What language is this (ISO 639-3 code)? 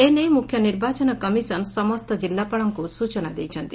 ori